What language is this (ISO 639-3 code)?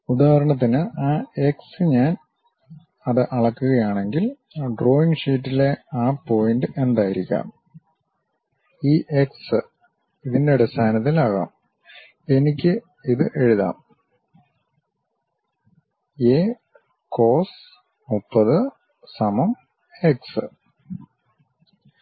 mal